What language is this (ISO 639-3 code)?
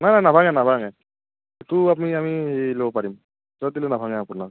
asm